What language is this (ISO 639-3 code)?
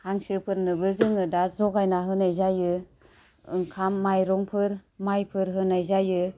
brx